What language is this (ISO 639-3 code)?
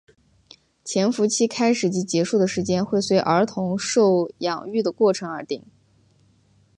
zho